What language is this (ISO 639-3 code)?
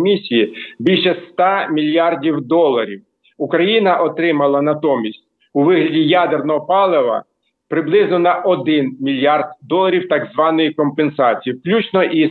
ukr